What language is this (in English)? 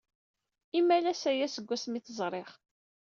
Kabyle